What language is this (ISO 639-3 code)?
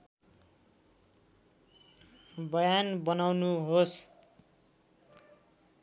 nep